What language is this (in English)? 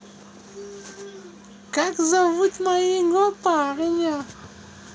Russian